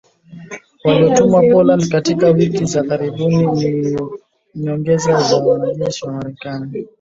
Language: Swahili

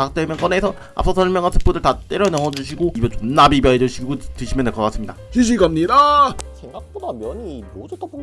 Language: Korean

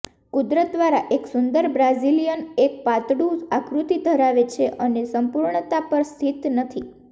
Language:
Gujarati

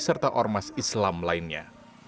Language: Indonesian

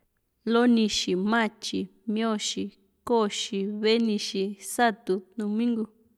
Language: Juxtlahuaca Mixtec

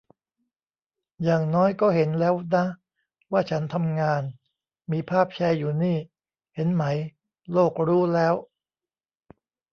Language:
Thai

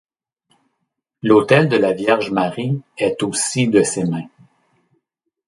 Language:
French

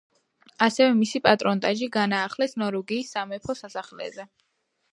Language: Georgian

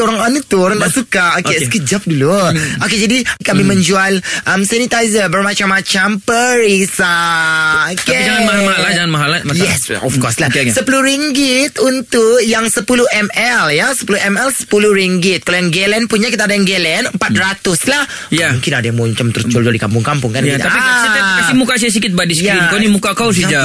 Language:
Malay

